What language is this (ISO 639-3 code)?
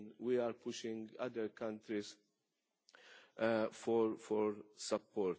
eng